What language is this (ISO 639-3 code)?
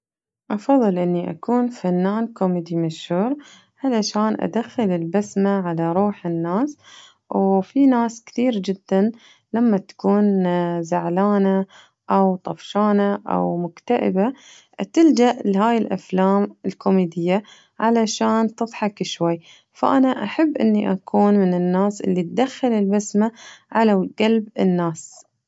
ars